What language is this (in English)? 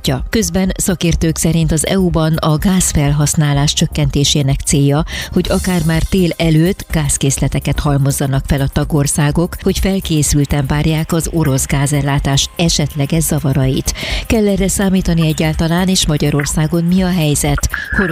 Hungarian